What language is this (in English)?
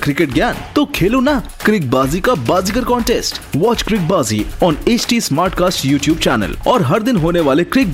Hindi